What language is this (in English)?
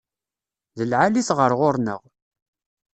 Kabyle